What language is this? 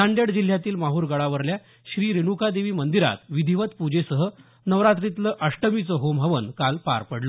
Marathi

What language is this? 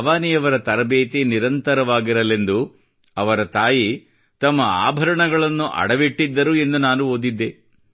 Kannada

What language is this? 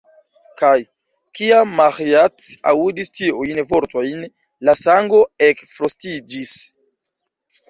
Esperanto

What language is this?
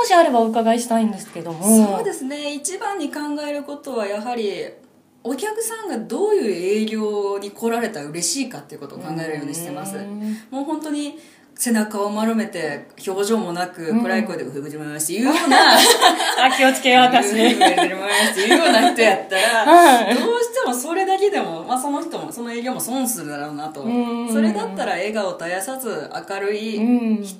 Japanese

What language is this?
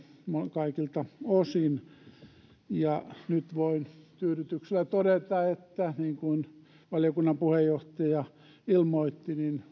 Finnish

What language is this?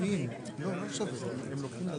Hebrew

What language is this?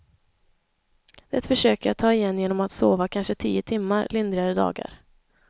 Swedish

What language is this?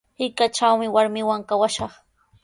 Sihuas Ancash Quechua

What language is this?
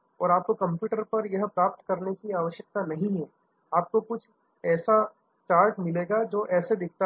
Hindi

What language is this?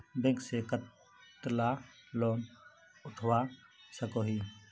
Magahi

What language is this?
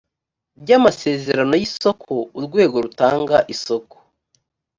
Kinyarwanda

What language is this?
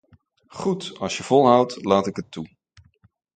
Dutch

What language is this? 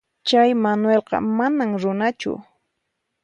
Puno Quechua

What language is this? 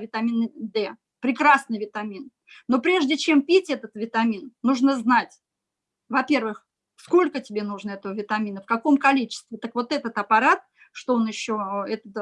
Russian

